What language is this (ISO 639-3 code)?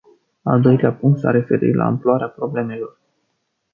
ron